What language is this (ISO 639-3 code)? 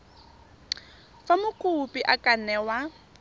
tsn